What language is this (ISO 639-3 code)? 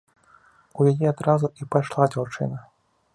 bel